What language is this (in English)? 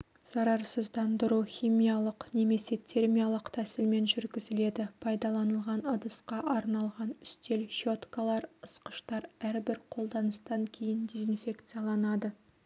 Kazakh